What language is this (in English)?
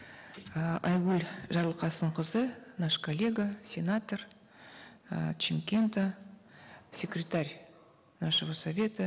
Kazakh